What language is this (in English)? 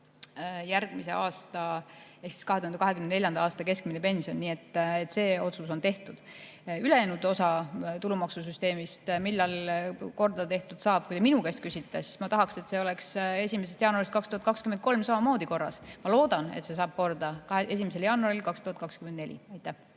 Estonian